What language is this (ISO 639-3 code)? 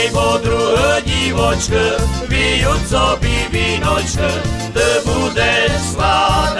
slk